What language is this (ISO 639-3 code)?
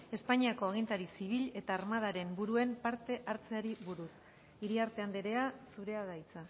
eus